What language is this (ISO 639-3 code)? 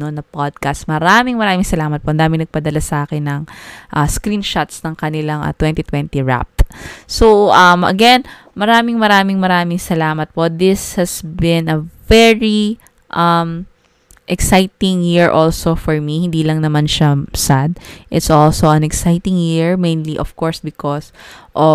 fil